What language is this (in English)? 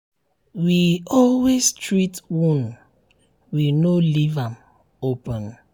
Nigerian Pidgin